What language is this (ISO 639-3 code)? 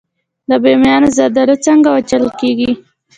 pus